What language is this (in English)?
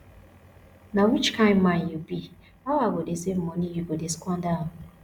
Nigerian Pidgin